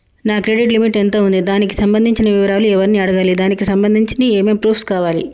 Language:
Telugu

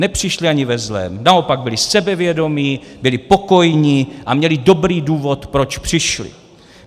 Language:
Czech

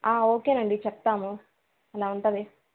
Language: Telugu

